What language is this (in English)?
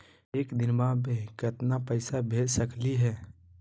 Magahi